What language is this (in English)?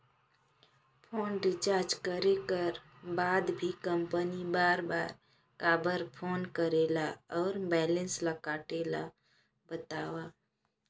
Chhattisgarhi